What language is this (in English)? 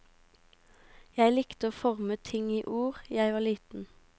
Norwegian